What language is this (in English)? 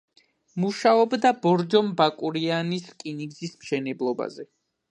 Georgian